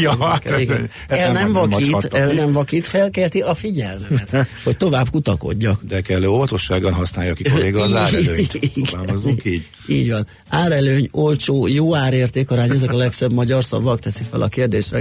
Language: Hungarian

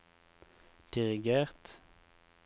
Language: Norwegian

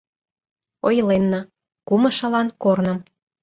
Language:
Mari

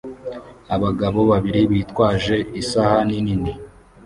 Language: Kinyarwanda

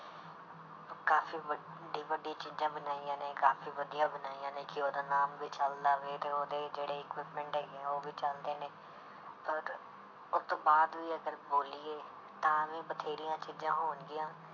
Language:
Punjabi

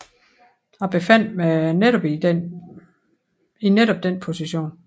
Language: Danish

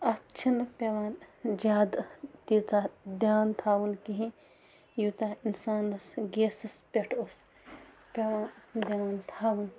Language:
Kashmiri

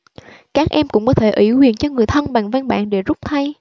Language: Vietnamese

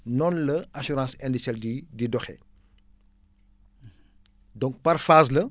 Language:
Wolof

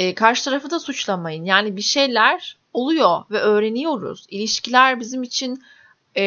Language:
Turkish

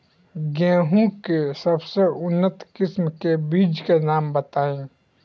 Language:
Bhojpuri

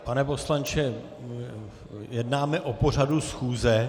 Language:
Czech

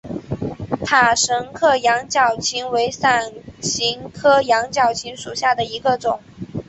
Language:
Chinese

